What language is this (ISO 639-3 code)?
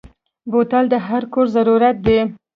pus